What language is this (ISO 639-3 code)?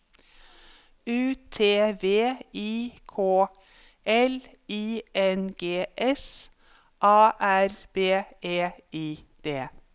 nor